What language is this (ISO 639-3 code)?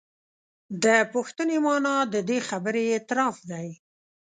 pus